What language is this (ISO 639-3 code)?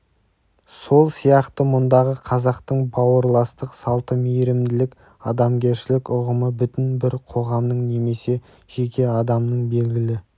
kaz